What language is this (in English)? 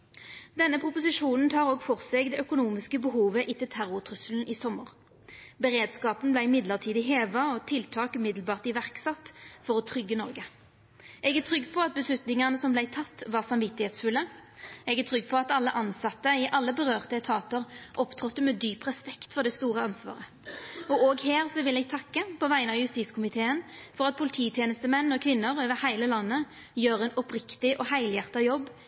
Norwegian Nynorsk